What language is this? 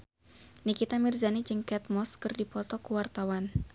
Sundanese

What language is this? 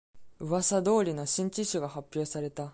Japanese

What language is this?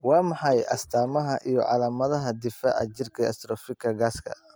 Somali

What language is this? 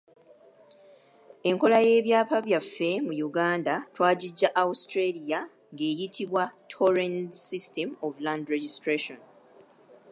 Ganda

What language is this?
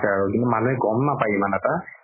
Assamese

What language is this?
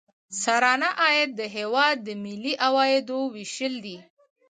Pashto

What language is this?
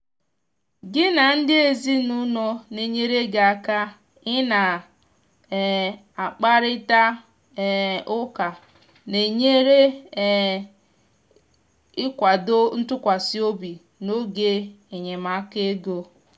Igbo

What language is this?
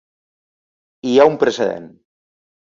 Catalan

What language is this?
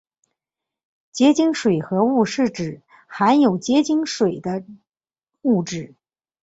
Chinese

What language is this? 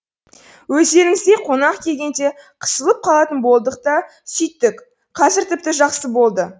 Kazakh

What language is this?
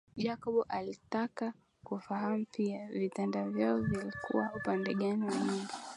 Swahili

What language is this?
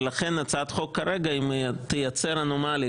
Hebrew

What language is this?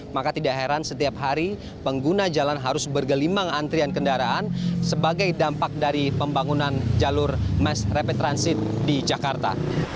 Indonesian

